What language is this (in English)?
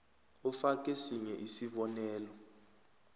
South Ndebele